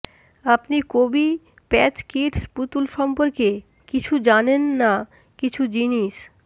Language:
Bangla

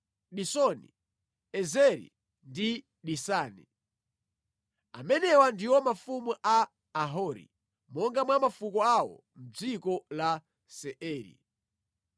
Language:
Nyanja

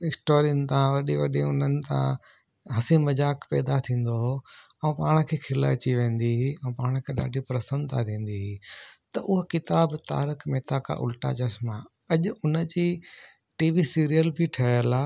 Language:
Sindhi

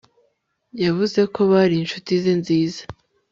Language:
Kinyarwanda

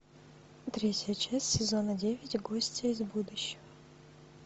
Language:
Russian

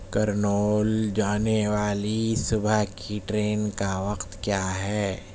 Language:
Urdu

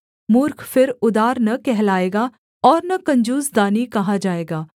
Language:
Hindi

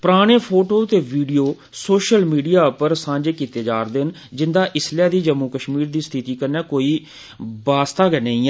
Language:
Dogri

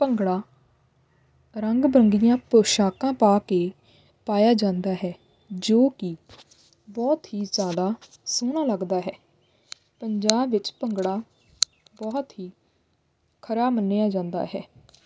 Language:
Punjabi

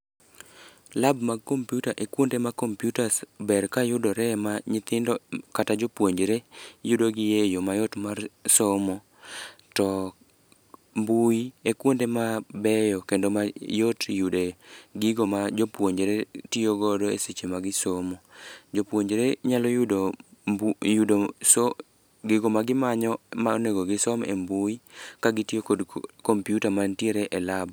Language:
Luo (Kenya and Tanzania)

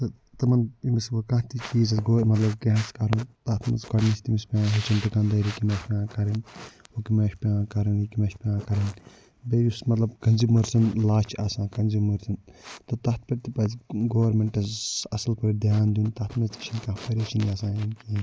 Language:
Kashmiri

